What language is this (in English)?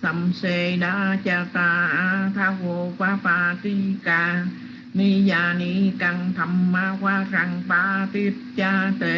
Vietnamese